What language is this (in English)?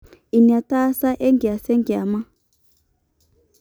Masai